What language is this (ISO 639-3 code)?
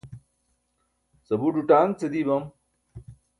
bsk